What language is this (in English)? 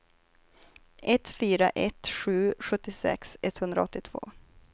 Swedish